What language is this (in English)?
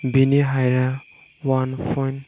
Bodo